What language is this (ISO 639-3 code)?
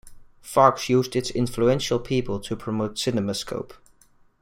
eng